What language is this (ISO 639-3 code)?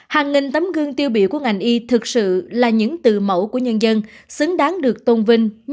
vie